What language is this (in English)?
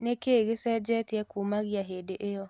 Kikuyu